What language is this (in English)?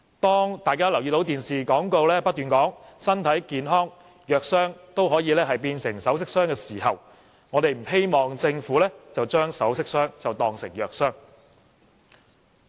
Cantonese